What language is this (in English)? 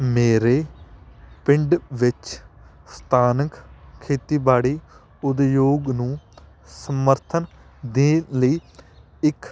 Punjabi